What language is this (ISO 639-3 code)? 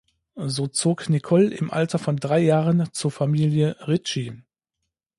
deu